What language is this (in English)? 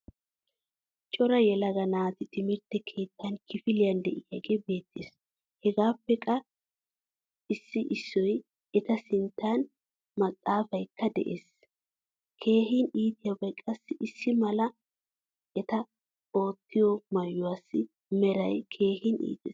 Wolaytta